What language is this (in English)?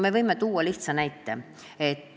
Estonian